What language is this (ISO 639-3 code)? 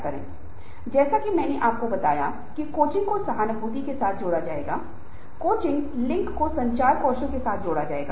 hin